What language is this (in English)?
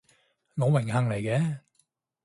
Cantonese